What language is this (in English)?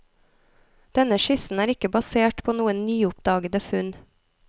Norwegian